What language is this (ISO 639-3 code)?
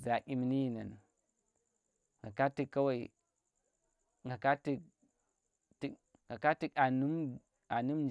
ttr